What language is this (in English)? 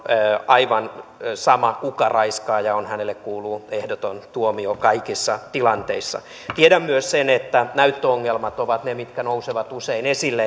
Finnish